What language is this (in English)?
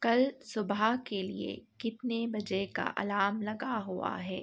Urdu